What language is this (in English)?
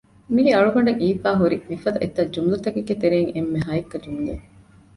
Divehi